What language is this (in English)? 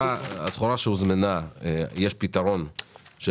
Hebrew